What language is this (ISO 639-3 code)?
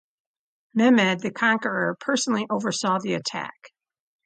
eng